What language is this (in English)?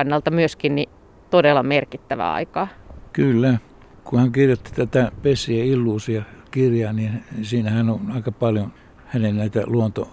Finnish